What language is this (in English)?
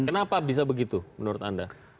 Indonesian